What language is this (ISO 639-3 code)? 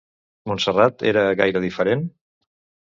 cat